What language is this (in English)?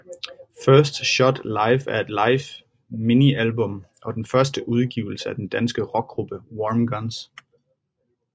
Danish